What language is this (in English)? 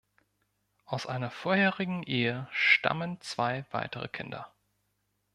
German